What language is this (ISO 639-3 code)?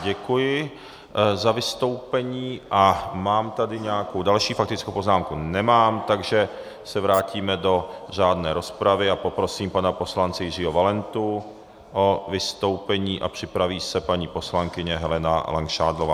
ces